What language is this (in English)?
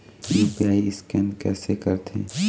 Chhattisgarhi